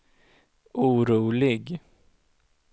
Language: Swedish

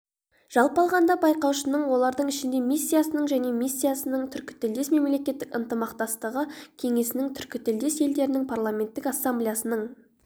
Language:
Kazakh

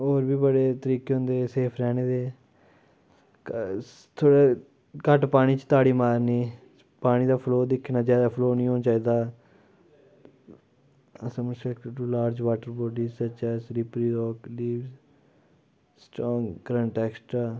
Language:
Dogri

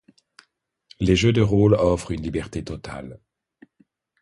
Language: French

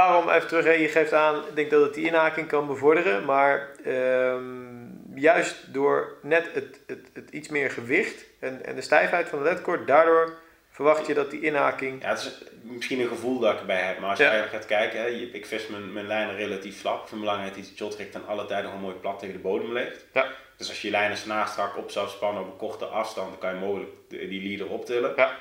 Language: Dutch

